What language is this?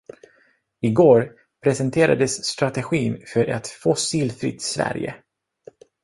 Swedish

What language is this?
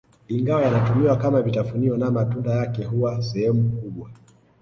Swahili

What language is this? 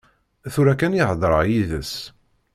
Kabyle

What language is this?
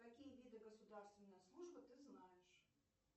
Russian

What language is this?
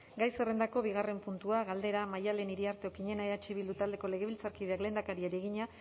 Basque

